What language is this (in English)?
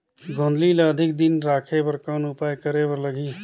Chhattisgarhi